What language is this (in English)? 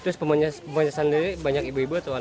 Indonesian